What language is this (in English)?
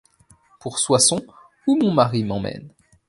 French